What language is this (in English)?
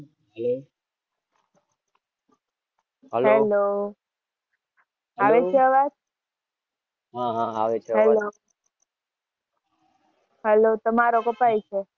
Gujarati